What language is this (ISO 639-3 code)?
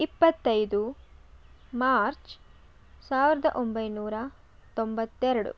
kan